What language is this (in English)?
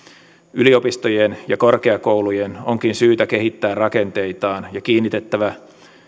Finnish